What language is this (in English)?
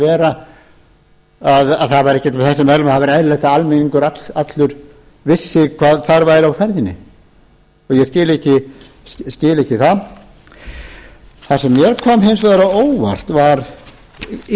Icelandic